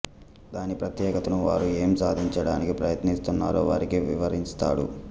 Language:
Telugu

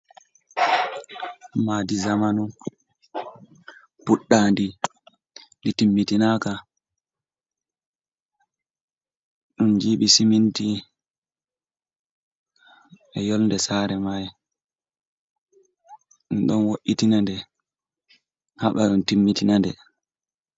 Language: Fula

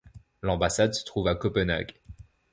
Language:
French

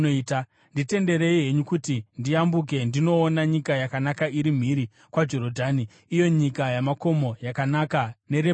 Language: Shona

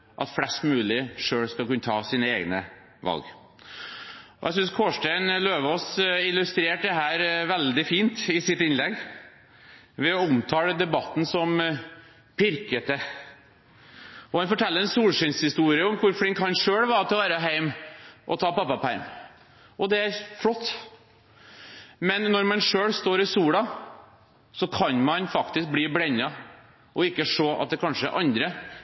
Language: Norwegian Bokmål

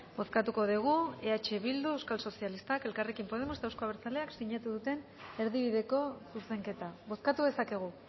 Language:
Basque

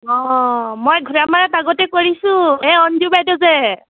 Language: Assamese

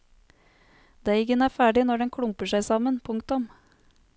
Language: Norwegian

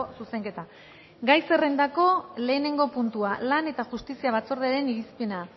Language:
Basque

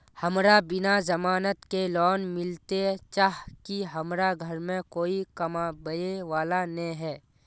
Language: Magahi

